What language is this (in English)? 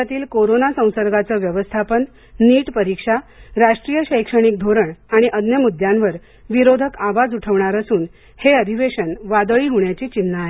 Marathi